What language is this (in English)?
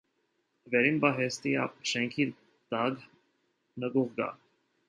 Armenian